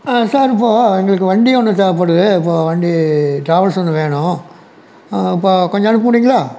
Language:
Tamil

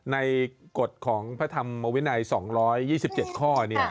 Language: Thai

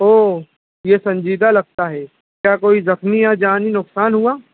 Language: Urdu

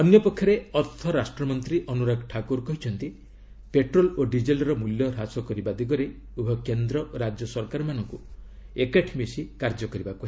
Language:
Odia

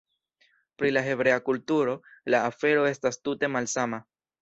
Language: Esperanto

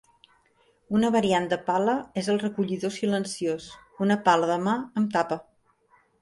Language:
Catalan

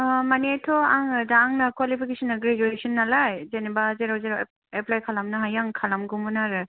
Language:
Bodo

